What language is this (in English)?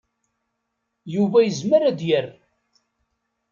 Kabyle